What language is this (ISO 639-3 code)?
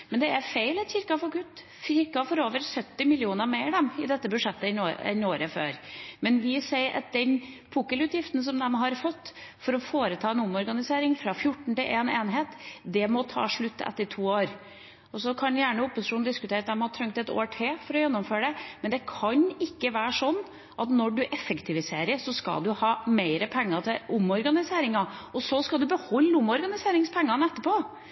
nob